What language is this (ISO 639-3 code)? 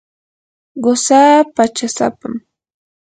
qur